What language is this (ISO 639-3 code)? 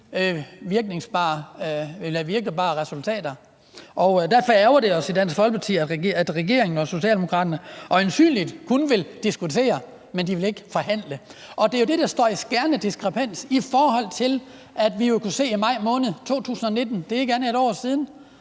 dan